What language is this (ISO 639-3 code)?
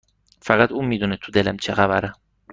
fas